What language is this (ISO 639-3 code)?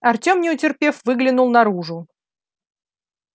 rus